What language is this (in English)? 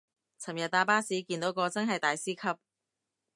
Cantonese